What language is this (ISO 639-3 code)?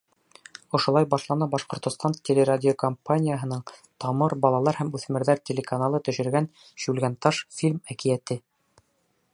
bak